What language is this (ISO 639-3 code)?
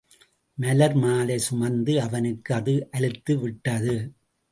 tam